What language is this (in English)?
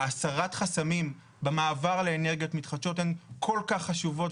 Hebrew